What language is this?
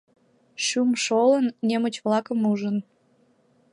Mari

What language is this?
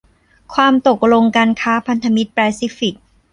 Thai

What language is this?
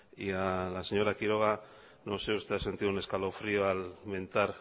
Spanish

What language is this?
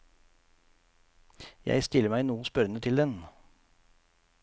Norwegian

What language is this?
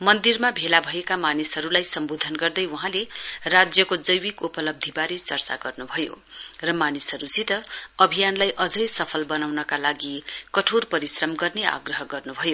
Nepali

